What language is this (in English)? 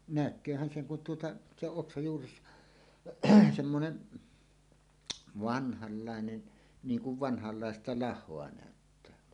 Finnish